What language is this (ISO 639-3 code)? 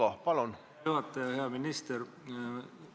est